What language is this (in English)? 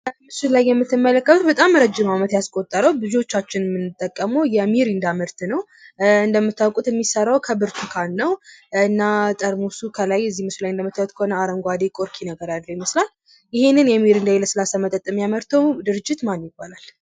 Amharic